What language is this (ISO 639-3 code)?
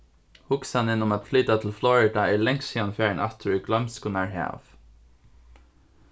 fao